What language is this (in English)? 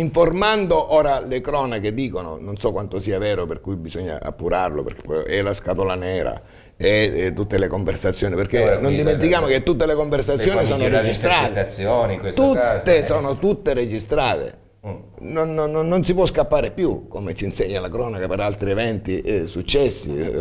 Italian